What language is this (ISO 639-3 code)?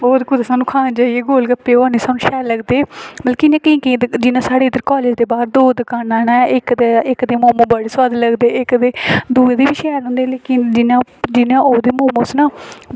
doi